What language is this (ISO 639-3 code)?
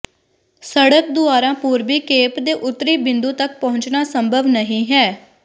pan